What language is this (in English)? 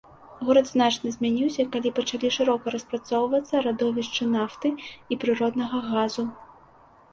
Belarusian